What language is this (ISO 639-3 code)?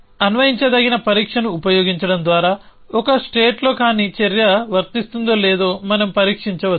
tel